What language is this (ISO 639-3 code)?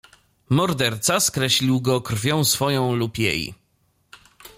pol